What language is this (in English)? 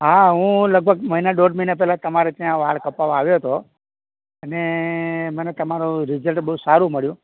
Gujarati